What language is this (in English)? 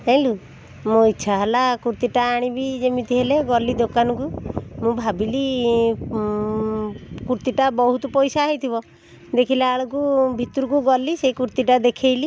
Odia